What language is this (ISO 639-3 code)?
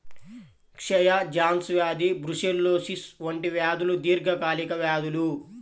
tel